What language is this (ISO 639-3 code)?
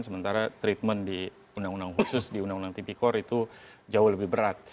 ind